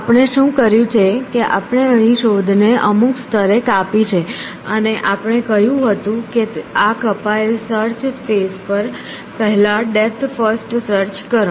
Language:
Gujarati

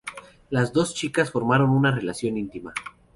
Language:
Spanish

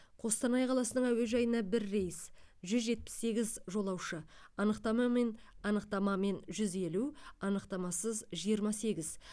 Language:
Kazakh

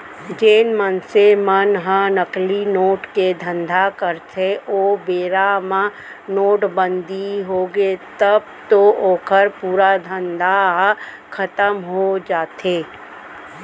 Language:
Chhattisgarhi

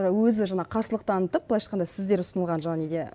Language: Kazakh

